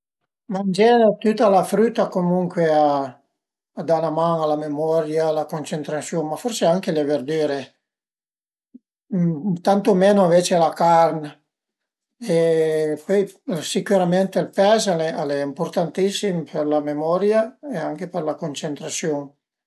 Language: Piedmontese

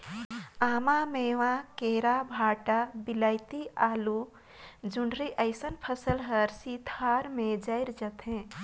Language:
Chhattisgarhi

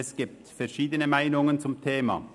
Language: Swiss German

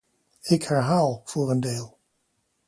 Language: Dutch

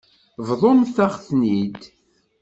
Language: Kabyle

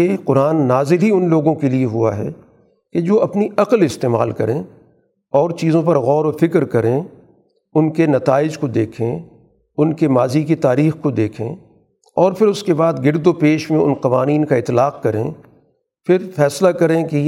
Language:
Urdu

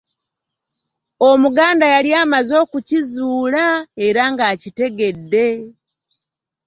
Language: Ganda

